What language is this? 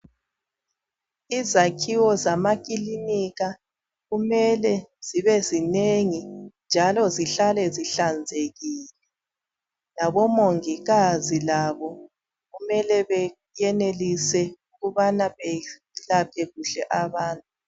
North Ndebele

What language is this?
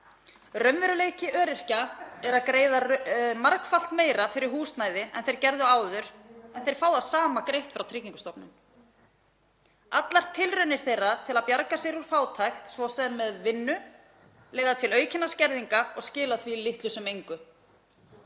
Icelandic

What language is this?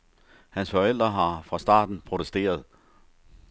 Danish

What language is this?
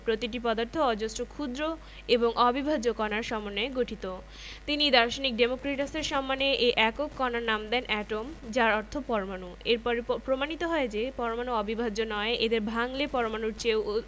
Bangla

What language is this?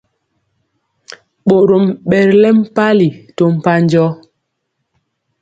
Mpiemo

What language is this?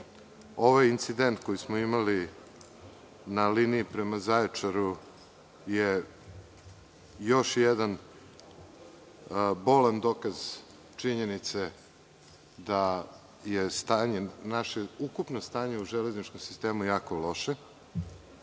Serbian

